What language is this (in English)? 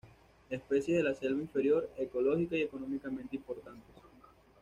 Spanish